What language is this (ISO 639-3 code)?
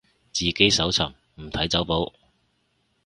yue